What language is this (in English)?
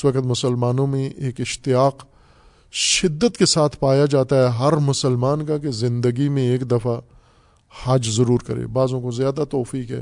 Urdu